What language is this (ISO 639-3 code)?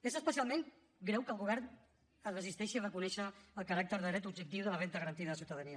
cat